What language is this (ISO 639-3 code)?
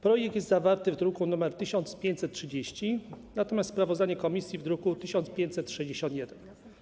pol